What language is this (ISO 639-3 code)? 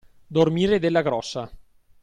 ita